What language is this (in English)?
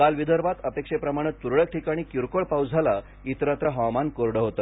Marathi